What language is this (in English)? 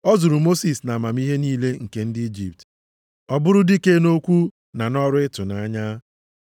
Igbo